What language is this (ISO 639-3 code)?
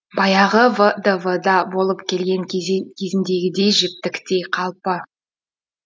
kaz